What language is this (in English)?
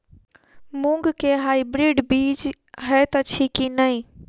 Maithili